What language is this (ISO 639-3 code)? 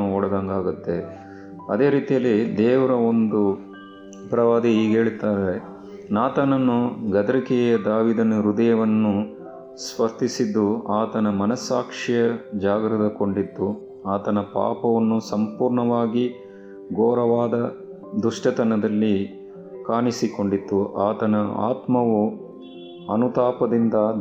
kan